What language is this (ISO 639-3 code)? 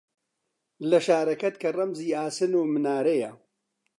ckb